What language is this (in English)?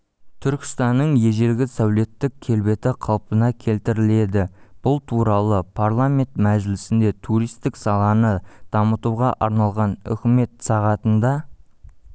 Kazakh